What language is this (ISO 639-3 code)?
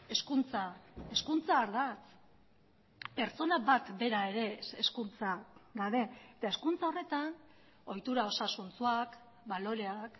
eus